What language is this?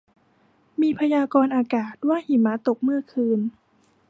Thai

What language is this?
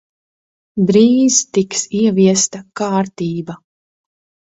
Latvian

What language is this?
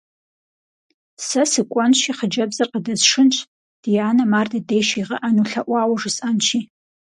Kabardian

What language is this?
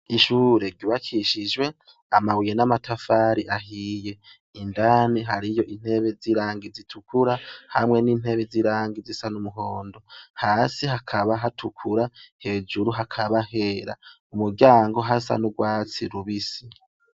Rundi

